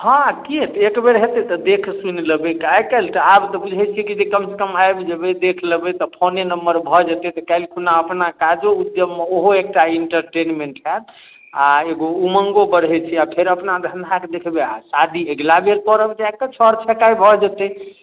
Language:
Maithili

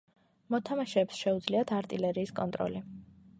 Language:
Georgian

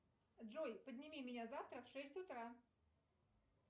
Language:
Russian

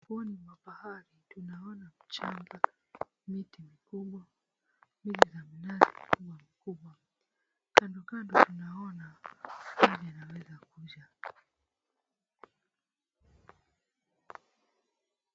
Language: Swahili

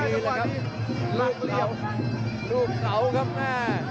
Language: Thai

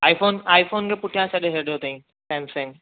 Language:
Sindhi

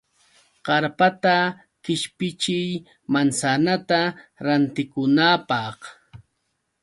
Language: Yauyos Quechua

